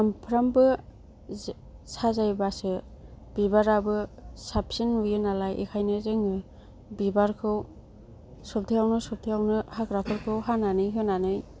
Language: Bodo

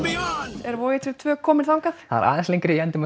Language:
Icelandic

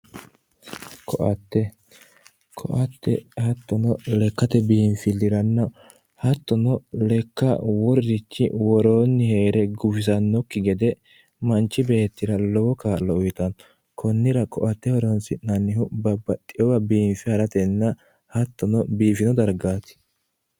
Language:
Sidamo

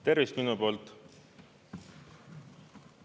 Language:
Estonian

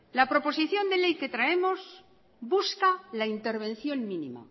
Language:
Spanish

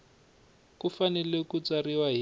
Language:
Tsonga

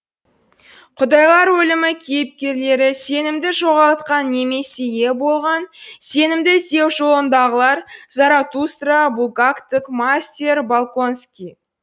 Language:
Kazakh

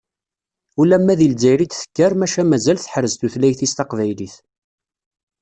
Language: Kabyle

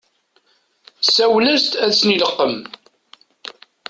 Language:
Kabyle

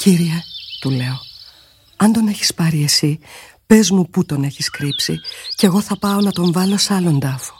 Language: Greek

